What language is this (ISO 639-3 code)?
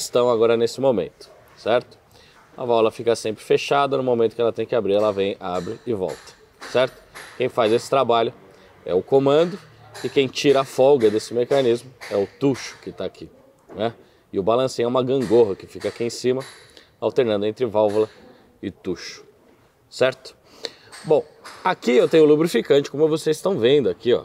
por